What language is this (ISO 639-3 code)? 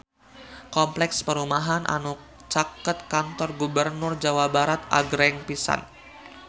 sun